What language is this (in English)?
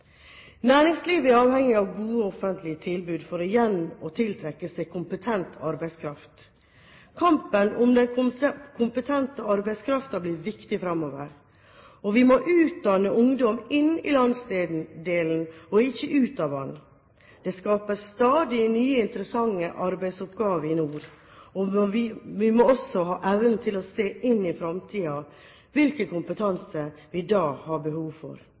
Norwegian Bokmål